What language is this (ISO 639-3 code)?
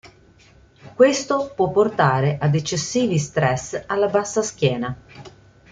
ita